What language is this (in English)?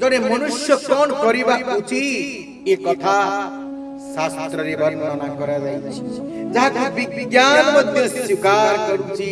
Odia